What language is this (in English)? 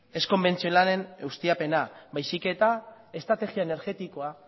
Basque